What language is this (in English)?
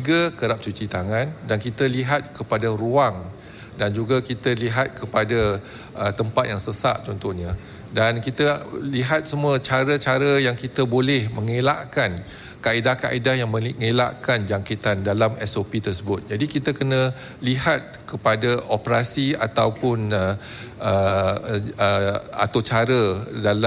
Malay